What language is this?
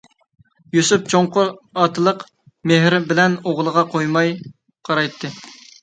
Uyghur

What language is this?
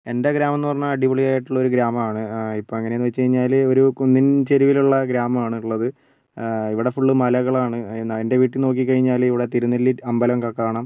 Malayalam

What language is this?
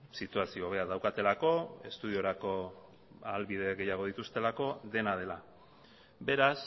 Basque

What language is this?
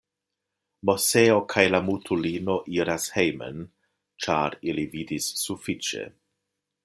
Esperanto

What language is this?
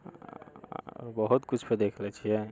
Maithili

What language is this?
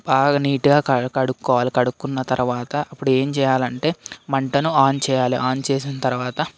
Telugu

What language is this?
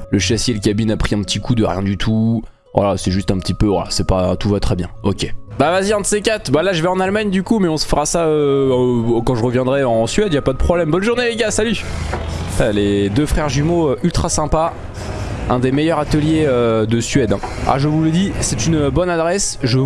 French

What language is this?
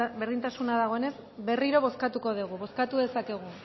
Basque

